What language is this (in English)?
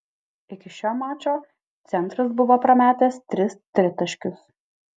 Lithuanian